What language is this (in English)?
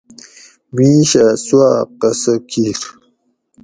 Gawri